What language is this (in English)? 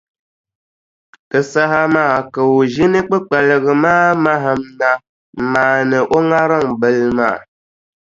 Dagbani